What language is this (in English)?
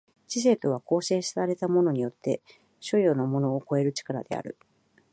Japanese